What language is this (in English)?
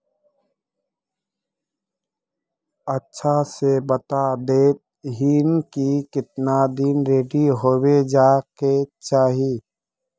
Magahi